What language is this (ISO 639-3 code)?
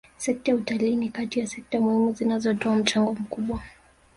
swa